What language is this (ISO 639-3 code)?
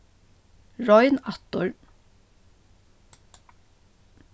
fao